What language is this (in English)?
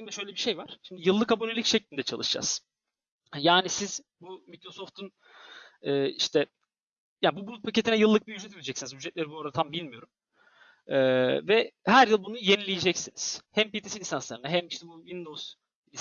Turkish